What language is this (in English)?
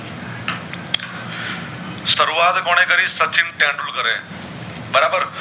Gujarati